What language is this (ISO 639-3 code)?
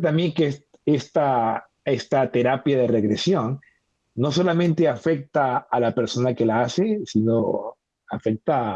spa